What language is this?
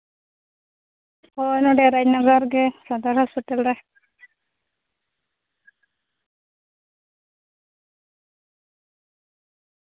Santali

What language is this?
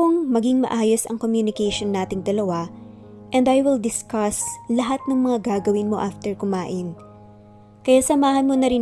Filipino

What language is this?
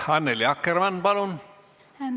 Estonian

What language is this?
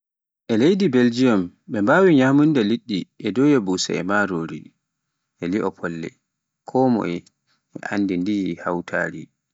Pular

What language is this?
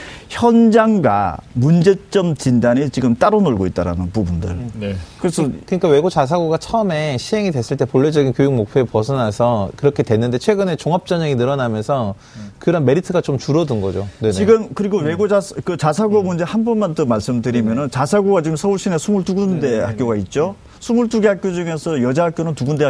Korean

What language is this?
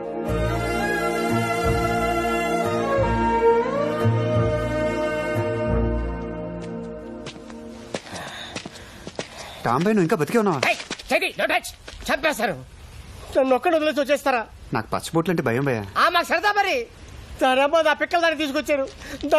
Telugu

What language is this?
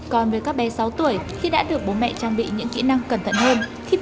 Vietnamese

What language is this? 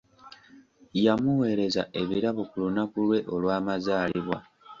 Ganda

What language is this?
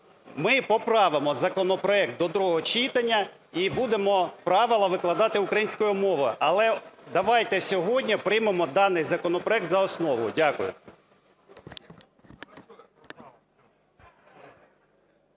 Ukrainian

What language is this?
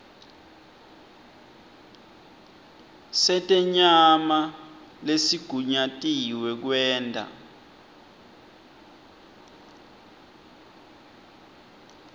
Swati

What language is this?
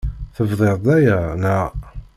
Kabyle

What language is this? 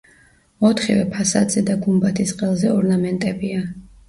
Georgian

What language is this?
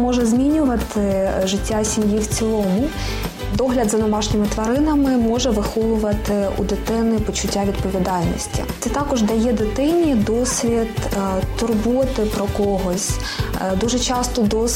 Ukrainian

